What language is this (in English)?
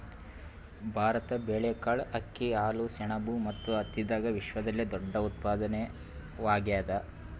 Kannada